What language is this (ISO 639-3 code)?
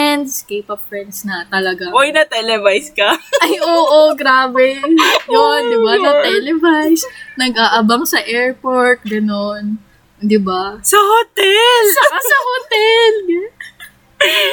fil